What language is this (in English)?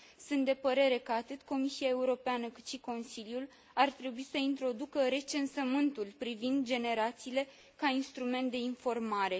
Romanian